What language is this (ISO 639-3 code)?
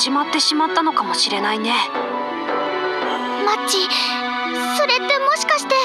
jpn